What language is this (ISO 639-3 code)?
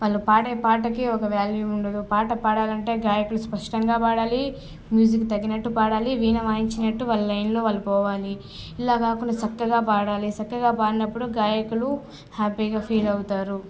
tel